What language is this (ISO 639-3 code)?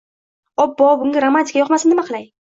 uzb